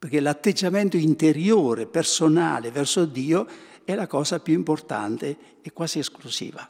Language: Italian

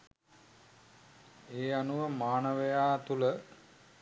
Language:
Sinhala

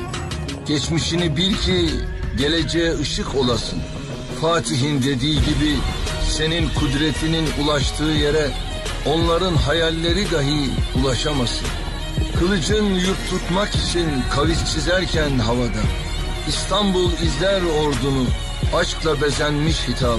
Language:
Turkish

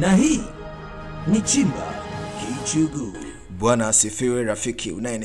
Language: Swahili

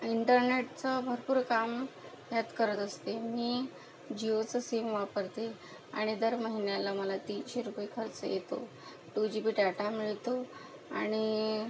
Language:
Marathi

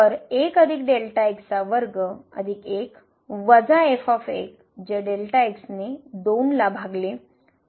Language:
Marathi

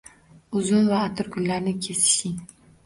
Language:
Uzbek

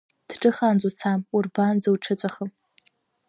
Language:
Abkhazian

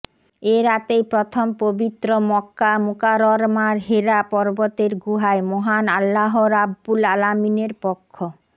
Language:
Bangla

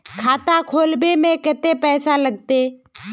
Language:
Magahi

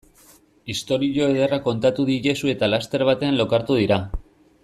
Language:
Basque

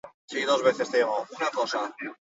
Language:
Basque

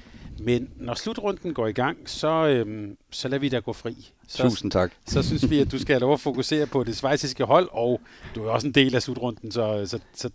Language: Danish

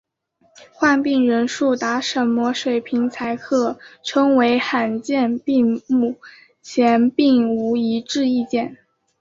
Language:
Chinese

